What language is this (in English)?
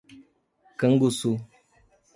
Portuguese